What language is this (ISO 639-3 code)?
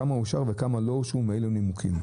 heb